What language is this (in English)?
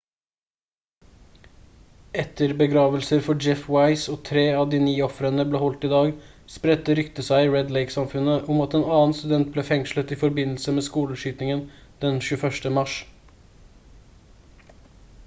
Norwegian Bokmål